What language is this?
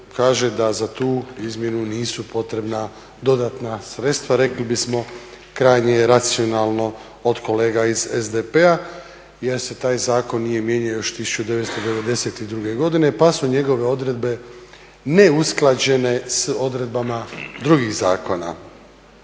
Croatian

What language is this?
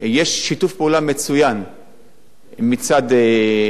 Hebrew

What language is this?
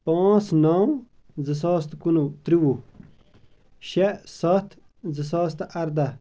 Kashmiri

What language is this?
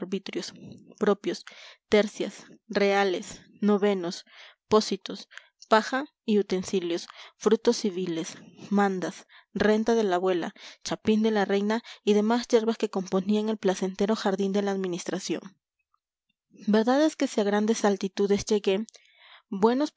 Spanish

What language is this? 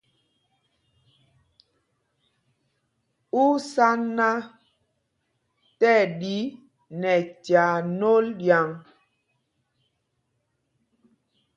Mpumpong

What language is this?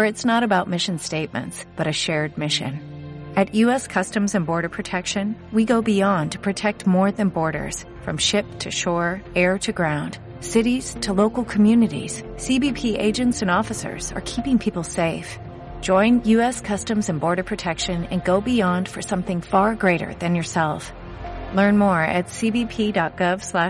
Spanish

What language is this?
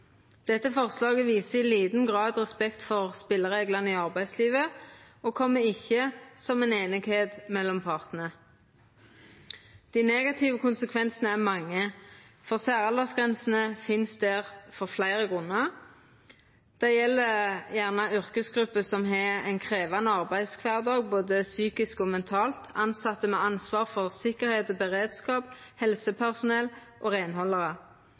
Norwegian Nynorsk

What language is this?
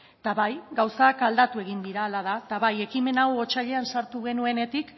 Basque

